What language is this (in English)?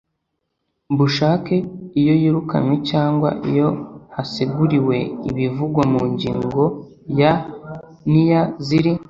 Kinyarwanda